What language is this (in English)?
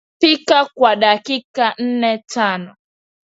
Swahili